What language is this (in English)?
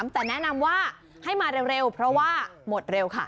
Thai